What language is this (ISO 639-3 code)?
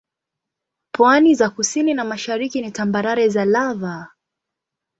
swa